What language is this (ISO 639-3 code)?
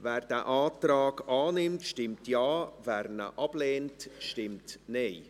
gsw